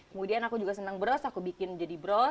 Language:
Indonesian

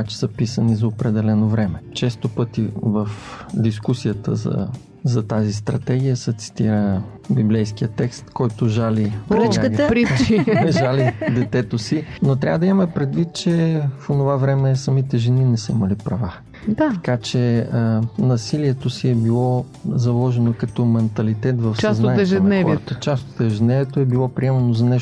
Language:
Bulgarian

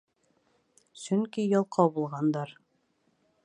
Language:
Bashkir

